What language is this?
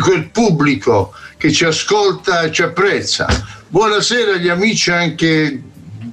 Italian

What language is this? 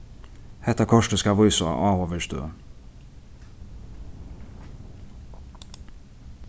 Faroese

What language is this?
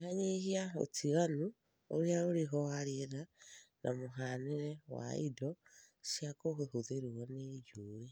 Kikuyu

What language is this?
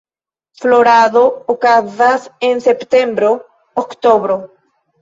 Esperanto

